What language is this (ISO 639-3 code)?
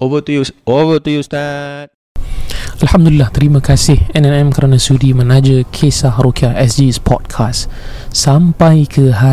msa